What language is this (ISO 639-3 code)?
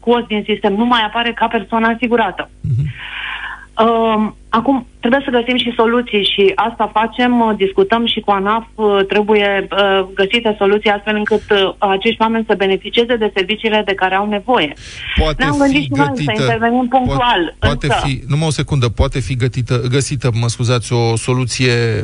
ron